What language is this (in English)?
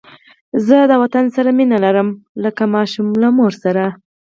Pashto